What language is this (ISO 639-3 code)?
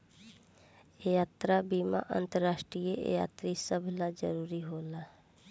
bho